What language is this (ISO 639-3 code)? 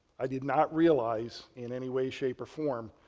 eng